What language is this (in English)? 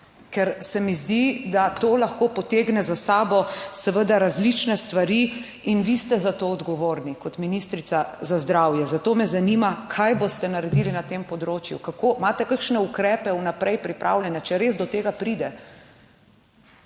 Slovenian